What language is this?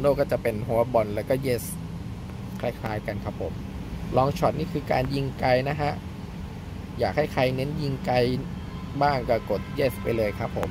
Thai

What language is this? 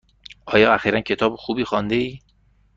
Persian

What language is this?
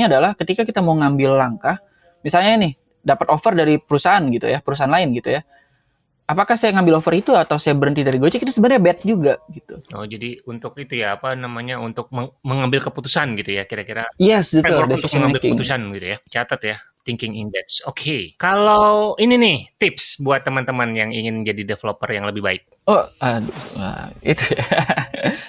Indonesian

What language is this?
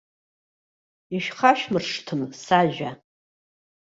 Abkhazian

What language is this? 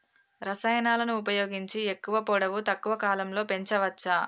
Telugu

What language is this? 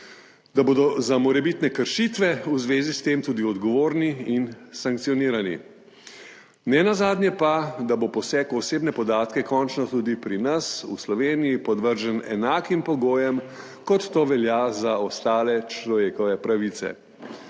Slovenian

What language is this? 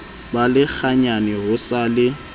Southern Sotho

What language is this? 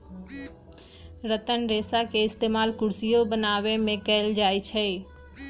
Magahi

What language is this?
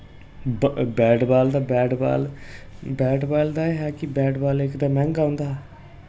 Dogri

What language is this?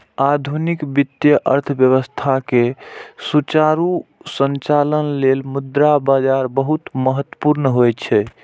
Maithili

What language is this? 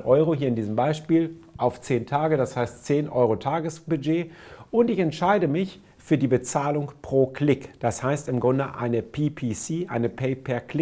German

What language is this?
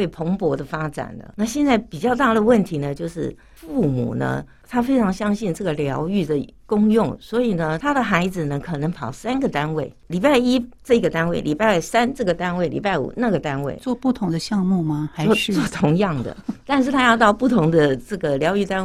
Chinese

